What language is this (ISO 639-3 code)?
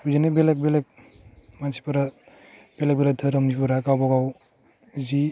brx